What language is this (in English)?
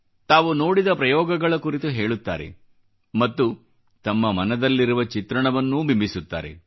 Kannada